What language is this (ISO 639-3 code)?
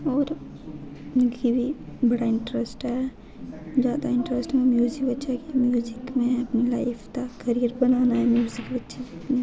doi